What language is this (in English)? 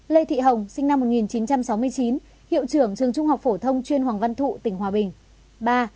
Vietnamese